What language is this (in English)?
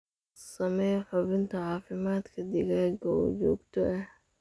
Somali